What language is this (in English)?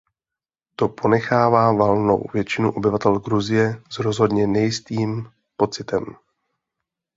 Czech